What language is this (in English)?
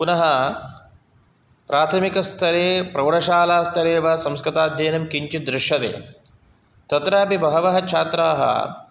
Sanskrit